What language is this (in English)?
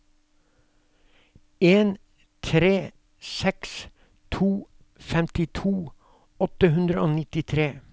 Norwegian